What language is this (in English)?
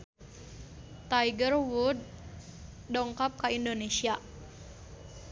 Sundanese